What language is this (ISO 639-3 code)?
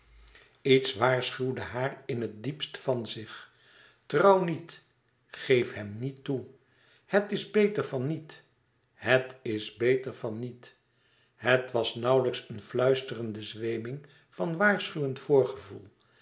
nld